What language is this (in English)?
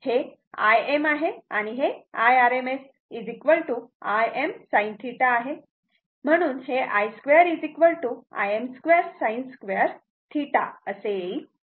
Marathi